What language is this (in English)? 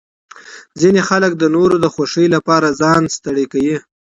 Pashto